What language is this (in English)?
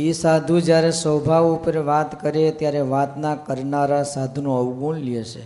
Gujarati